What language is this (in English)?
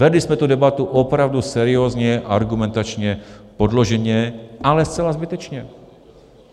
Czech